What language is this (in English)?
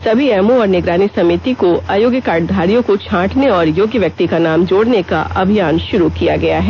Hindi